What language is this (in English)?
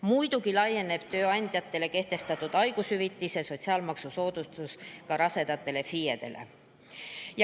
Estonian